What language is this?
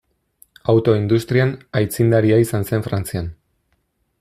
Basque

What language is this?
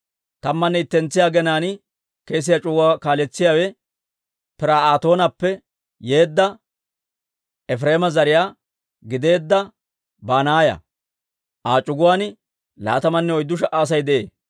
Dawro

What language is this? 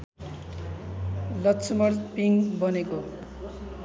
Nepali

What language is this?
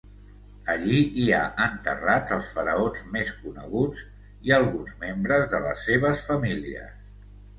Catalan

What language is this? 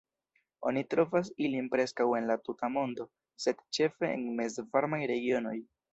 Esperanto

